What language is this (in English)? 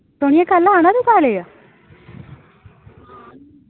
Dogri